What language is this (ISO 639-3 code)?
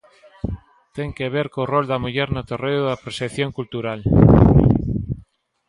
glg